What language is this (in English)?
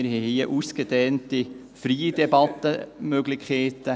Swiss German